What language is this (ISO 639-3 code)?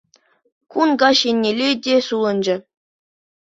chv